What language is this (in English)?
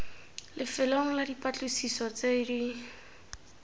Tswana